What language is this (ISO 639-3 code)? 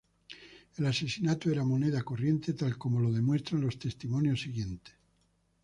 spa